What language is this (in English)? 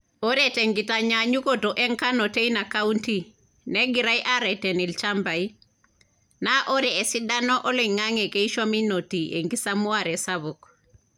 Masai